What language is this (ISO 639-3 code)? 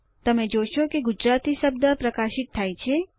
guj